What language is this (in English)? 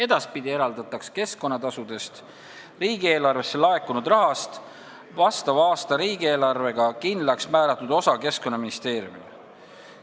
Estonian